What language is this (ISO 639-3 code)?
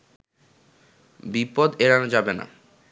ben